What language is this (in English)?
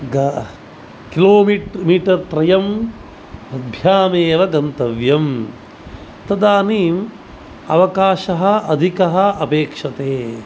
Sanskrit